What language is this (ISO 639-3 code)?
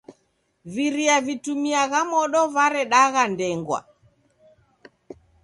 dav